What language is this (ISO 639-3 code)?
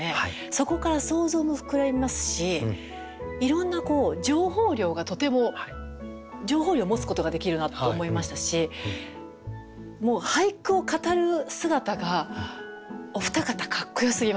jpn